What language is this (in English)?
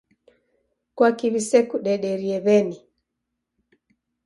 Taita